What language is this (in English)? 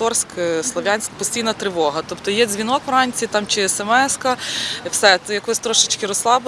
Ukrainian